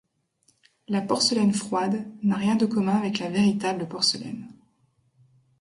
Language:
French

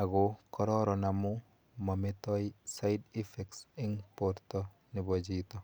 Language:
Kalenjin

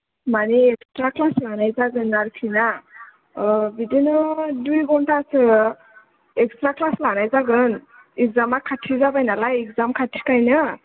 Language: Bodo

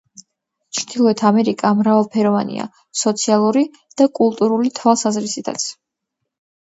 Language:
Georgian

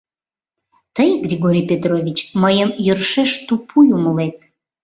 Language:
Mari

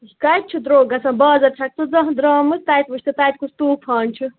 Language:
Kashmiri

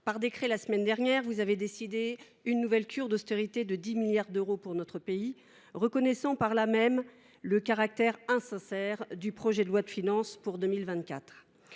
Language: French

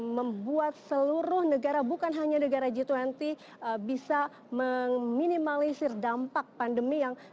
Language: Indonesian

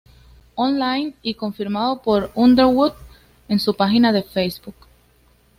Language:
Spanish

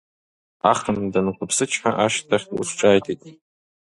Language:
Abkhazian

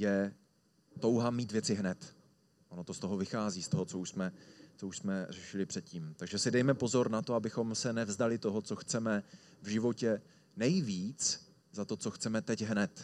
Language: Czech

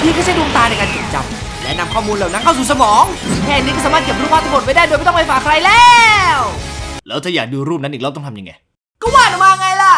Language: Thai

